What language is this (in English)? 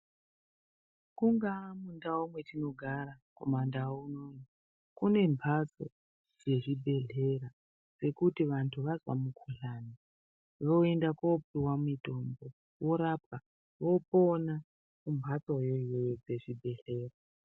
Ndau